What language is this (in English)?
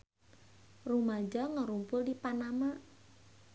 Sundanese